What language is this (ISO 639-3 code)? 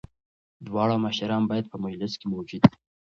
pus